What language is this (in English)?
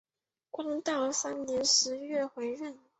Chinese